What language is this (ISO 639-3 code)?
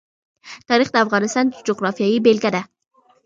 pus